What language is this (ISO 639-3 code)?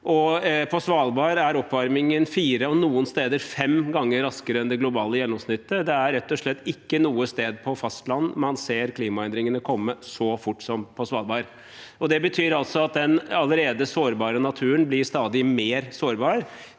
nor